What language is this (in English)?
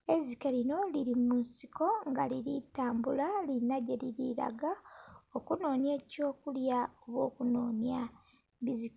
Soga